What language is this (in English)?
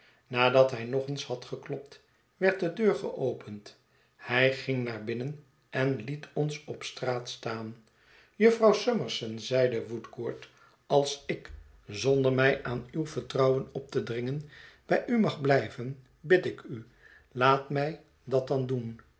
Dutch